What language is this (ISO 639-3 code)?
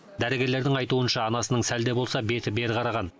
kaz